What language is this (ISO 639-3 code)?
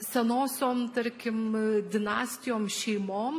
lit